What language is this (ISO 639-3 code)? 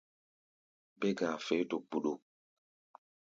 gba